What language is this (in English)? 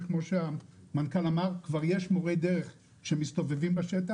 Hebrew